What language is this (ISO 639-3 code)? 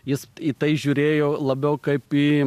lit